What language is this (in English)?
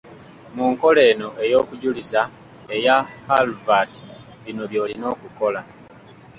Ganda